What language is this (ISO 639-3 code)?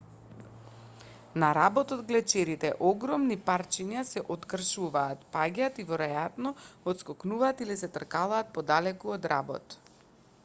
mkd